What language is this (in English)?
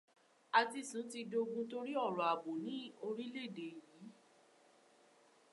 Yoruba